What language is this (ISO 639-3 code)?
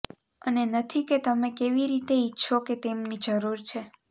guj